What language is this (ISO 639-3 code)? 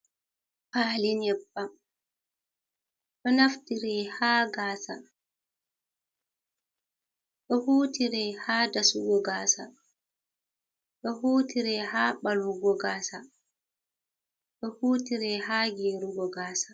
ful